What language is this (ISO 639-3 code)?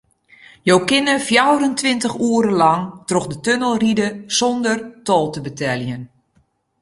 fry